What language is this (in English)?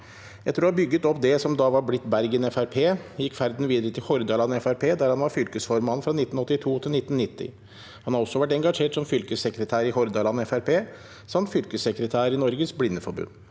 Norwegian